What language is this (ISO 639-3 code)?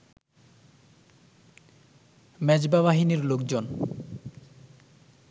ben